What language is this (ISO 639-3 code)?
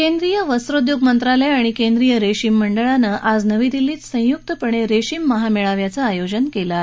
mar